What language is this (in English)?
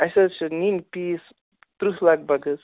Kashmiri